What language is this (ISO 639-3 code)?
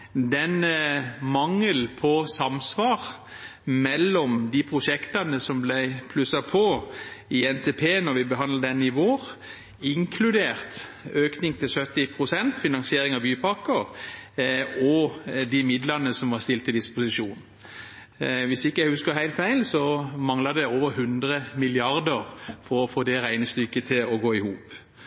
nob